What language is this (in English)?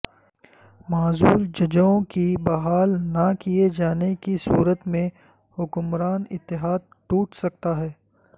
Urdu